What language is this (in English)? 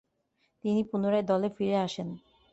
Bangla